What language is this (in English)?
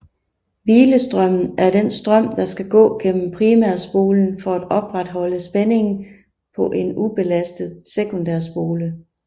Danish